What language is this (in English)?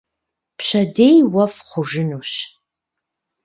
Kabardian